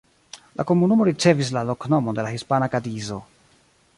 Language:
Esperanto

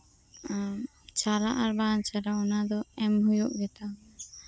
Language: Santali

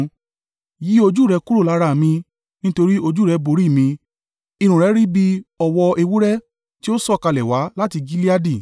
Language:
Yoruba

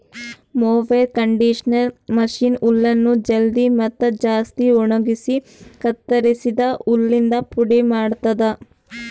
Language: Kannada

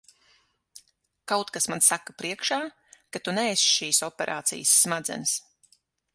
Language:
Latvian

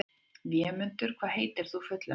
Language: Icelandic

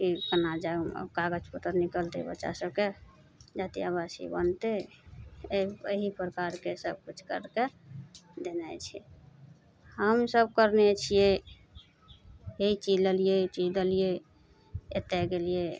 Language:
Maithili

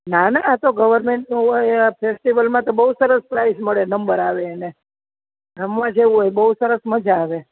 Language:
Gujarati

